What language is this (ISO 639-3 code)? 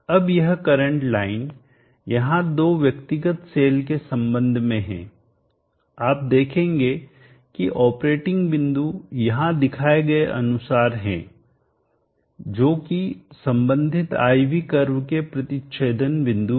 hin